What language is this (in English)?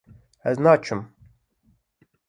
Kurdish